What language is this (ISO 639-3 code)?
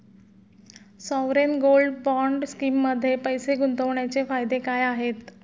mar